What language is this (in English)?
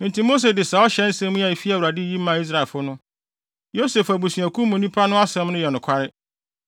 Akan